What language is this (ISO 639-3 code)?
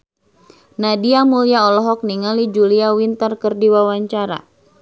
sun